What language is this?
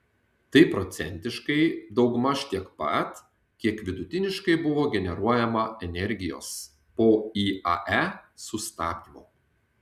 Lithuanian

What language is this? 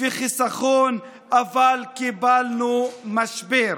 Hebrew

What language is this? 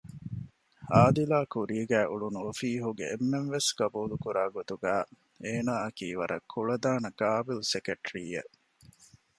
Divehi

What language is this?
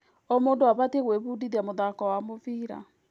Kikuyu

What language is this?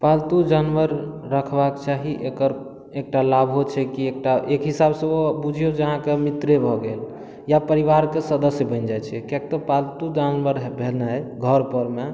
Maithili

